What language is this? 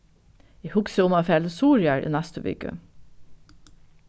Faroese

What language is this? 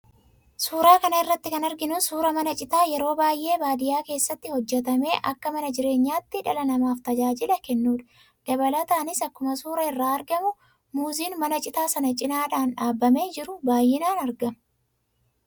Oromo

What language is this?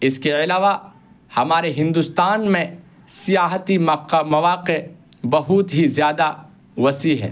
Urdu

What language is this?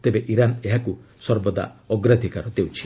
Odia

